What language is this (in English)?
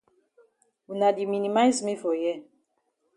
Cameroon Pidgin